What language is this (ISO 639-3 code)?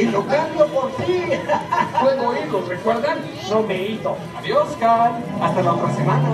spa